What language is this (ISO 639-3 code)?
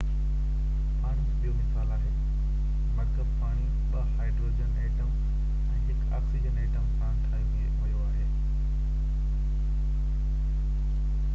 snd